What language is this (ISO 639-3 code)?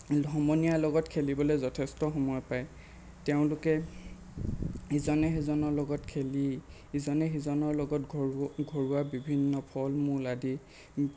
asm